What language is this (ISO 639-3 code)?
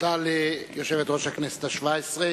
heb